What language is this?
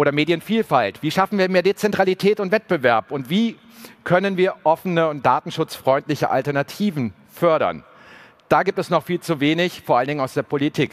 German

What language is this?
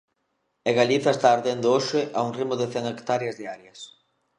Galician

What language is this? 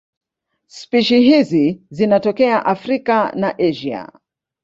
Swahili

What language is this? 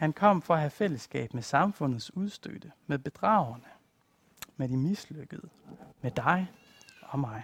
Danish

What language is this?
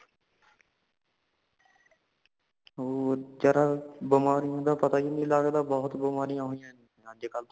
Punjabi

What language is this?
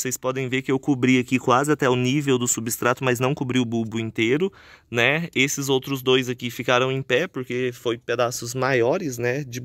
Portuguese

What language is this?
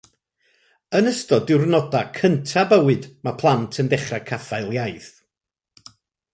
Welsh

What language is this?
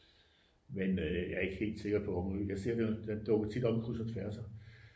Danish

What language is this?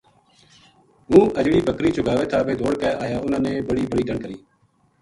Gujari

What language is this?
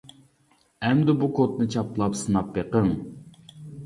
Uyghur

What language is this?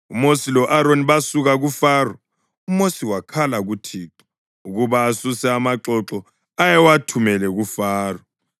North Ndebele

